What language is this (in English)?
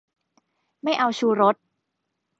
Thai